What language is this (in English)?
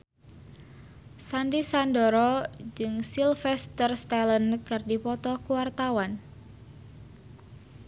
Sundanese